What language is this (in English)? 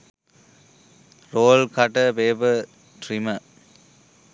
Sinhala